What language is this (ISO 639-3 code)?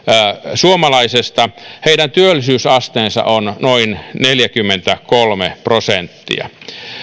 fin